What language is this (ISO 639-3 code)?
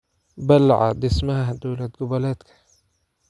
som